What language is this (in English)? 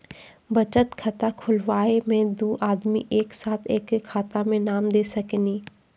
Maithili